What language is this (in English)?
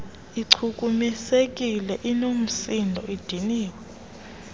Xhosa